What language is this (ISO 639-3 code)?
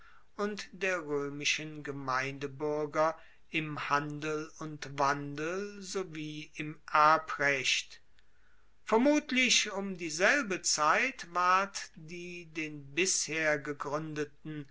deu